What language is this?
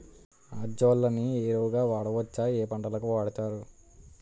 Telugu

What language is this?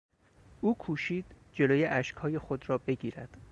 Persian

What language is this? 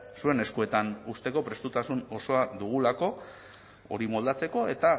Basque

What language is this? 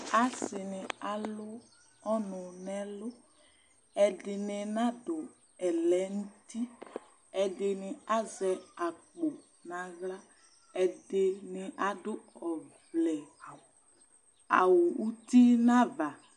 Ikposo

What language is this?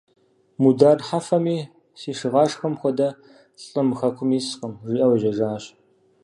Kabardian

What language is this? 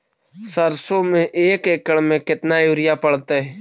Magahi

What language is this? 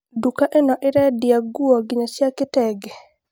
Kikuyu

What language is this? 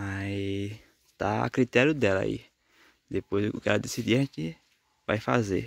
Portuguese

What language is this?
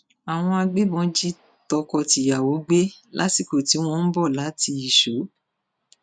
Yoruba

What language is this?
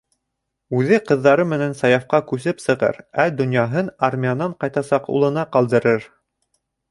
Bashkir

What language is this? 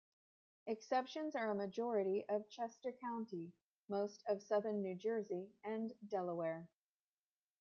English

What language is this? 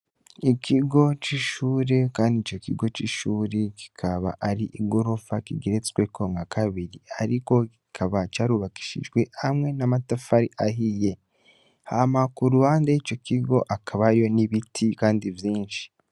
Rundi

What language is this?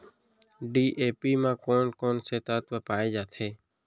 Chhattisgarhi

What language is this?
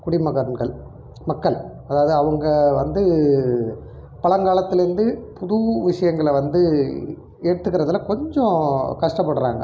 Tamil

